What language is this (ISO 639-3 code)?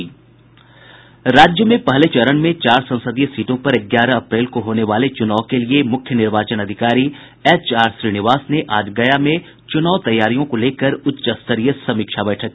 hin